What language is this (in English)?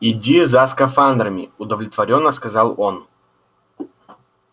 Russian